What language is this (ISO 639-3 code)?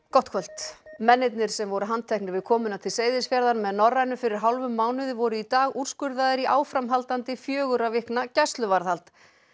isl